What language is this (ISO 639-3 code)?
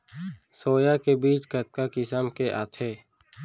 hne